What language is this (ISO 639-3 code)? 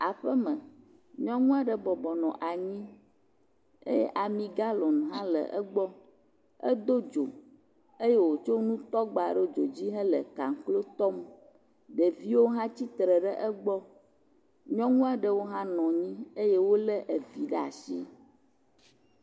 ewe